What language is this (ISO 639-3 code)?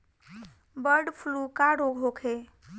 bho